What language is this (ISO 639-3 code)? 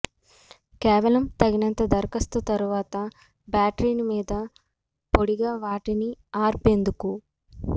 tel